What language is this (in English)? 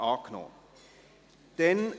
Swiss German